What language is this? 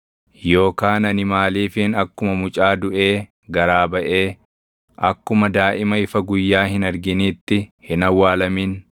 Oromo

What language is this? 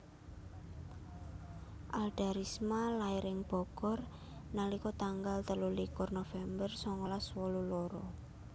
Javanese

